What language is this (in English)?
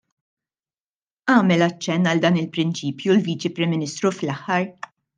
Maltese